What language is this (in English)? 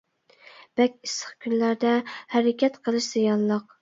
Uyghur